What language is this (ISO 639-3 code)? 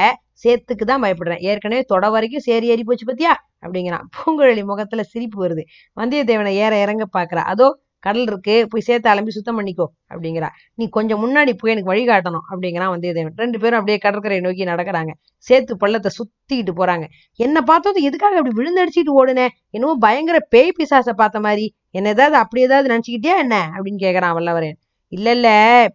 tam